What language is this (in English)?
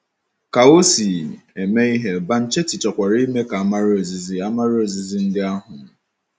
Igbo